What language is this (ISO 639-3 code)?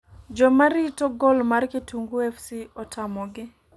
luo